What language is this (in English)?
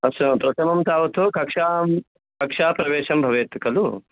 Sanskrit